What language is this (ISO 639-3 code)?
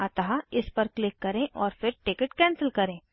hin